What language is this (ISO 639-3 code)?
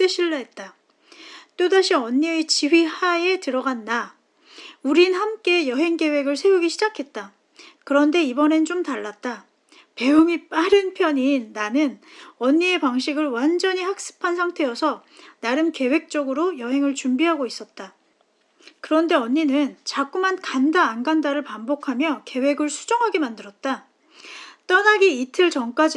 kor